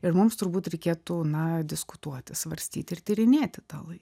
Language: Lithuanian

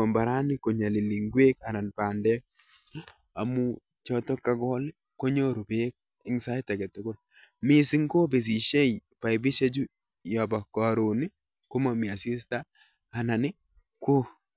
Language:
Kalenjin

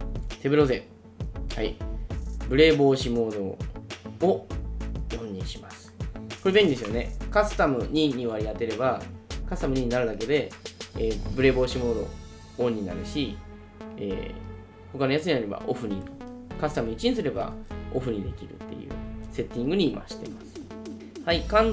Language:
Japanese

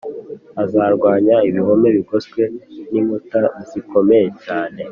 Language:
Kinyarwanda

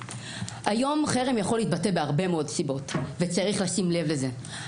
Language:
Hebrew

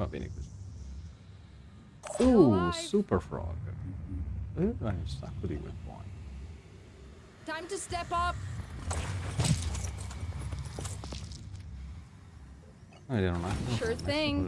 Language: Italian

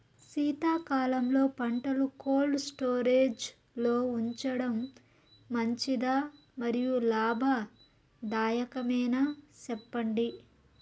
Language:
Telugu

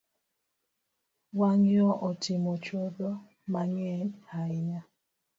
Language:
Luo (Kenya and Tanzania)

